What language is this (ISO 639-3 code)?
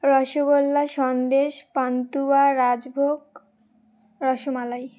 ben